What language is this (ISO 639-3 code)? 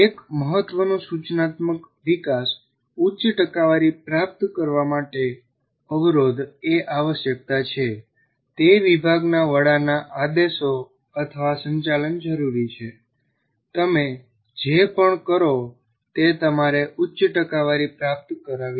guj